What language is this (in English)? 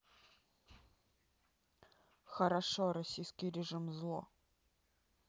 Russian